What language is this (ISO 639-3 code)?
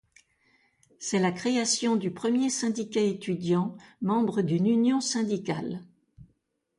fra